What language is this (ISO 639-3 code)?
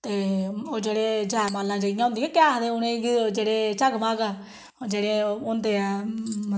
doi